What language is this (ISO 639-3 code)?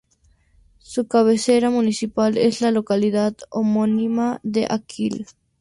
spa